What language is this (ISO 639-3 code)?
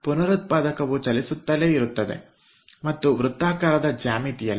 kan